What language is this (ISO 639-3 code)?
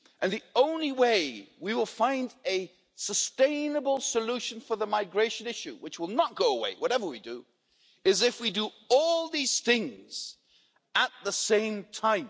eng